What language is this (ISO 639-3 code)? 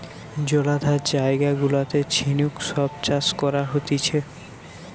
ben